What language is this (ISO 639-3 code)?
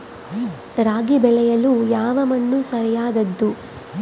kan